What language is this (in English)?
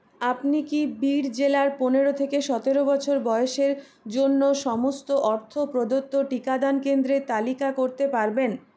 Bangla